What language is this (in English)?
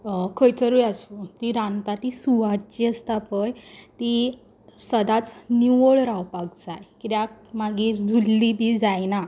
Konkani